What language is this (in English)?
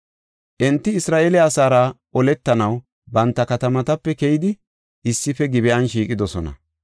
Gofa